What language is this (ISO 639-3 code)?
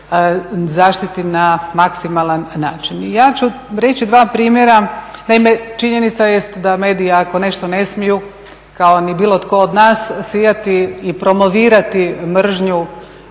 hrv